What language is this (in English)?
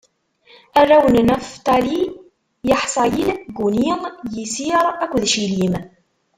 Kabyle